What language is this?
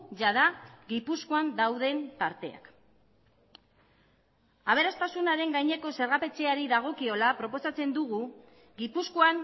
Basque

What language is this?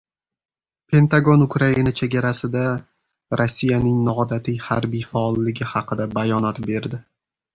Uzbek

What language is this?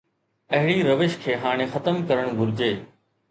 Sindhi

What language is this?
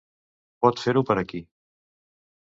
Catalan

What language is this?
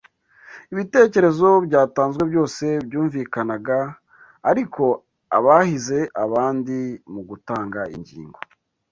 Kinyarwanda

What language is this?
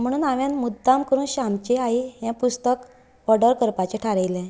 Konkani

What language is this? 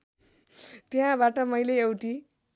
Nepali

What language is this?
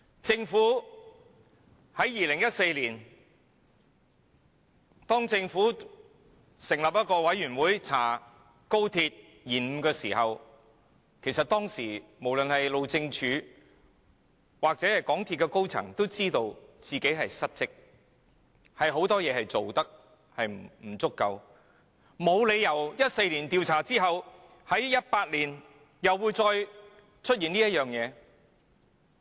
Cantonese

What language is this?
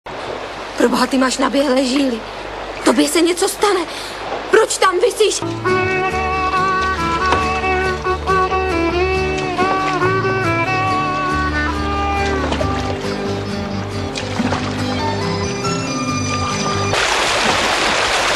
Czech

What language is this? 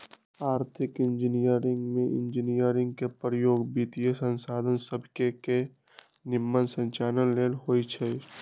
Magahi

